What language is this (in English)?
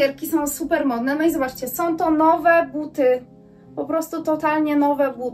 Polish